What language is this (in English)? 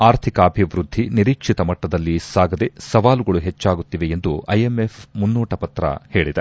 Kannada